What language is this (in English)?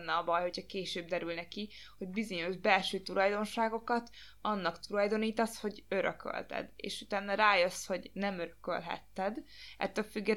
Hungarian